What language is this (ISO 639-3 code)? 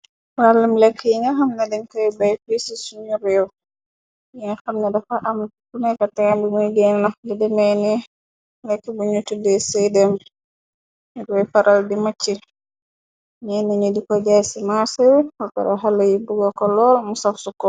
wol